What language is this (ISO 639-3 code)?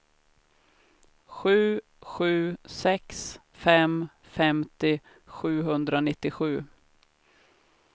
swe